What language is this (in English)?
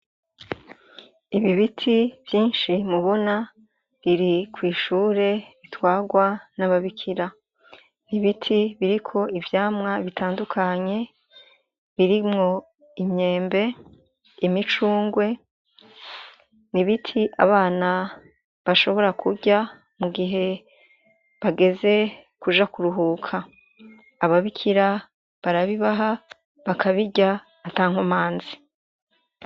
Rundi